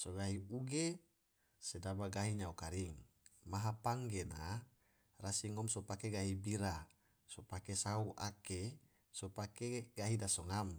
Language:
Tidore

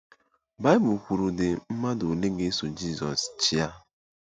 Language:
Igbo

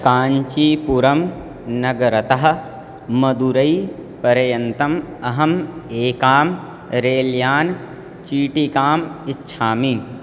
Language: Sanskrit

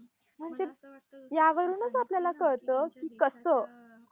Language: Marathi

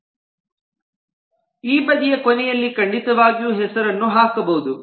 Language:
Kannada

